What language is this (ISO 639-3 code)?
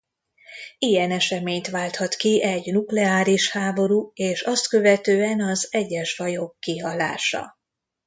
hun